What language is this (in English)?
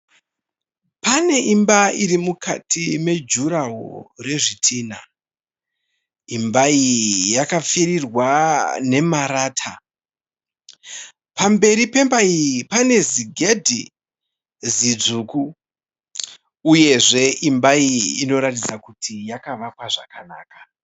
Shona